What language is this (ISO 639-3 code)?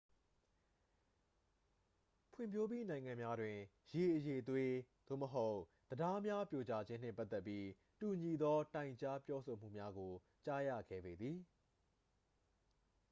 mya